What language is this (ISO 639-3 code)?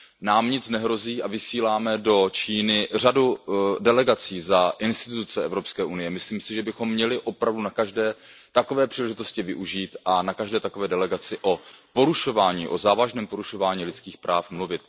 ces